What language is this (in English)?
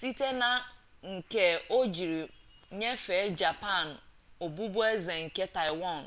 Igbo